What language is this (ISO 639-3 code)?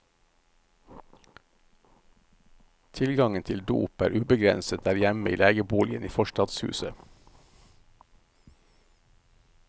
nor